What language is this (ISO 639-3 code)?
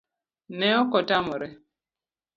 luo